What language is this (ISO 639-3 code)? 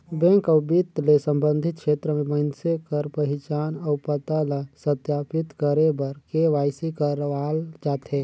hne